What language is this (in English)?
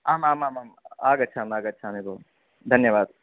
Sanskrit